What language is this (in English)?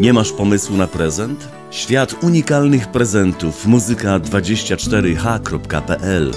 Polish